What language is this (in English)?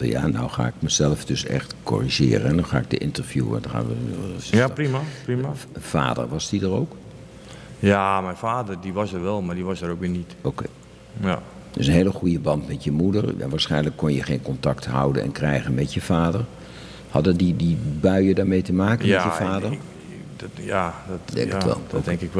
Dutch